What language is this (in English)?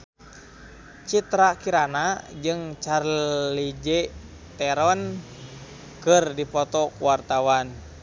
Sundanese